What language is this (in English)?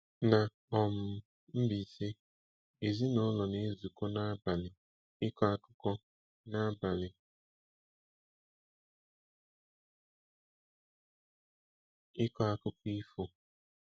Igbo